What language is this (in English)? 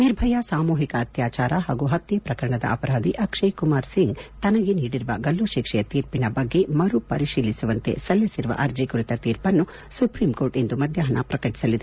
Kannada